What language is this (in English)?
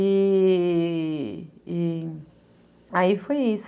Portuguese